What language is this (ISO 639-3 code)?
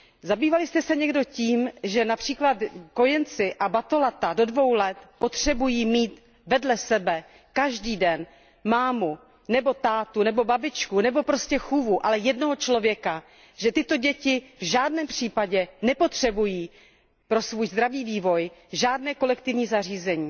ces